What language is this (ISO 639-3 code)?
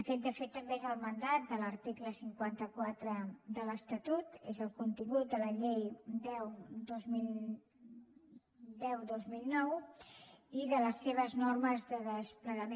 cat